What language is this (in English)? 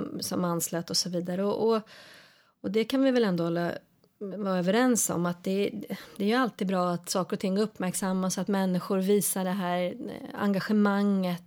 Swedish